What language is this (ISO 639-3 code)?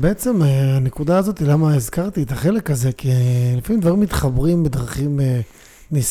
heb